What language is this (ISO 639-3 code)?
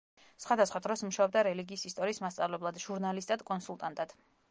kat